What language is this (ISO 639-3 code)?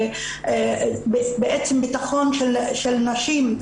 heb